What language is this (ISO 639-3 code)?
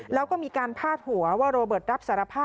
tha